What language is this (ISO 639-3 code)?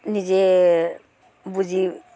asm